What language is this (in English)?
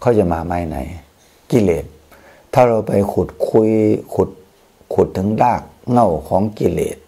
Thai